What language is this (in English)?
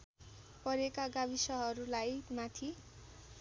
Nepali